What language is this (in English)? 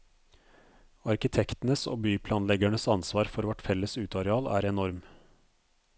Norwegian